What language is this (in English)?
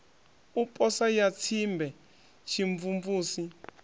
Venda